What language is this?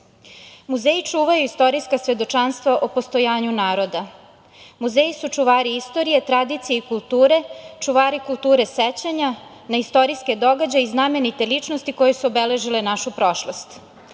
Serbian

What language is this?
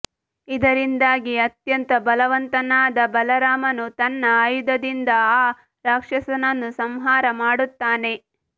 Kannada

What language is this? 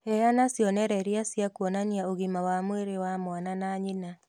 Kikuyu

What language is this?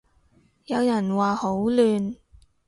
Cantonese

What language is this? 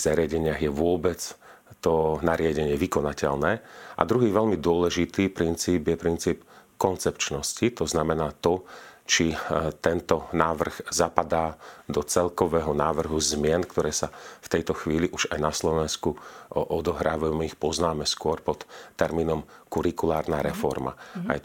Slovak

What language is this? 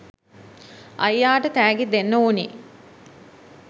Sinhala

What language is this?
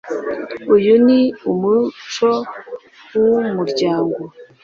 Kinyarwanda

